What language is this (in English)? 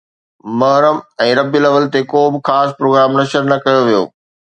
Sindhi